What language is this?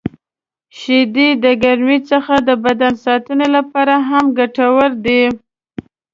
Pashto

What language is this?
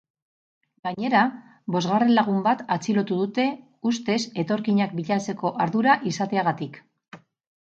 Basque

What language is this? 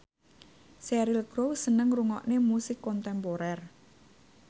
Javanese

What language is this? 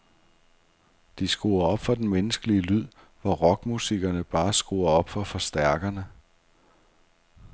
Danish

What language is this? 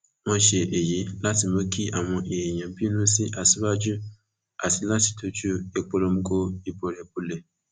Yoruba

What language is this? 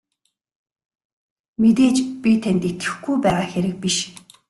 Mongolian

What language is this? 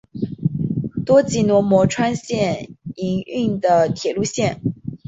Chinese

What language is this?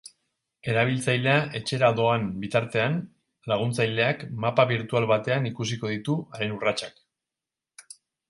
Basque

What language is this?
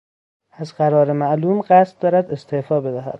Persian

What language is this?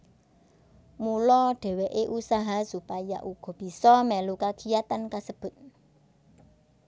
Javanese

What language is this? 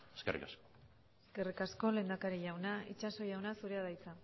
Basque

